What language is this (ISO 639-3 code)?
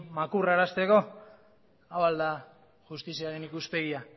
eus